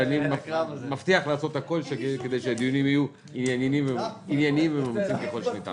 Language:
Hebrew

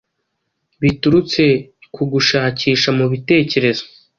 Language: Kinyarwanda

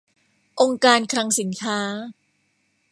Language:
Thai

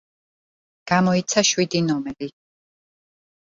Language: Georgian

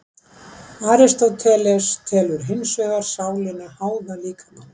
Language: Icelandic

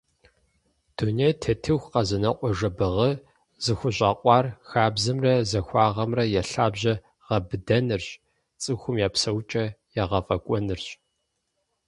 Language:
Kabardian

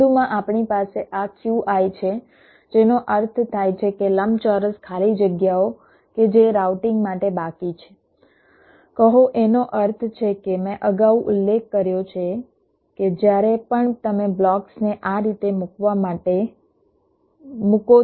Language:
Gujarati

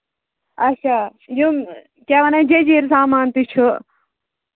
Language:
Kashmiri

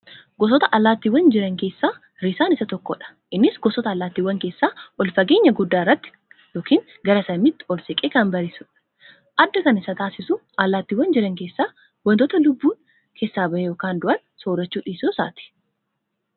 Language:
Oromo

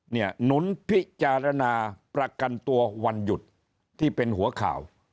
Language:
Thai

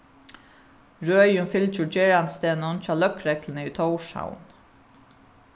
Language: Faroese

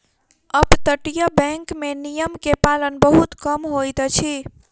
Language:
Maithili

